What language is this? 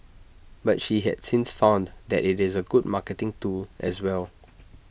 English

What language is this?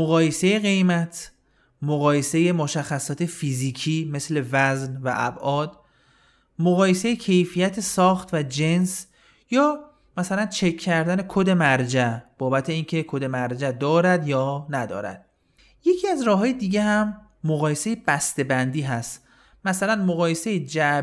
Persian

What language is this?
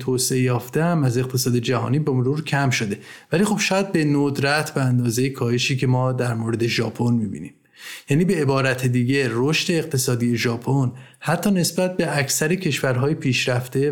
Persian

